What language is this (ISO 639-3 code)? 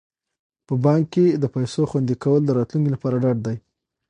pus